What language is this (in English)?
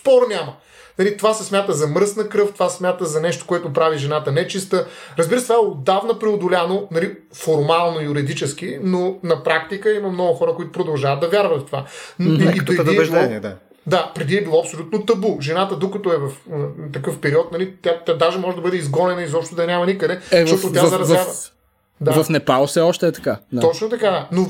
Bulgarian